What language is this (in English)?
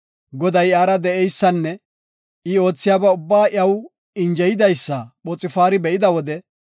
Gofa